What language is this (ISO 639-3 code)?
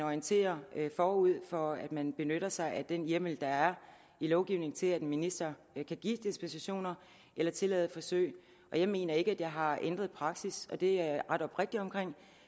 dan